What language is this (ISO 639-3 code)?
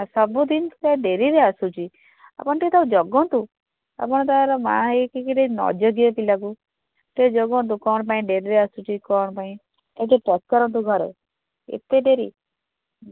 ori